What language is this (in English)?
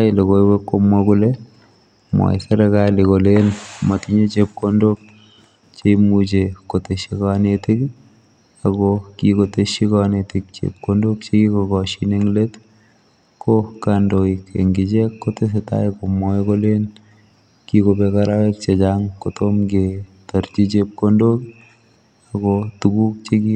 Kalenjin